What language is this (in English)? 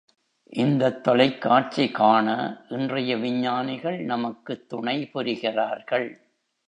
Tamil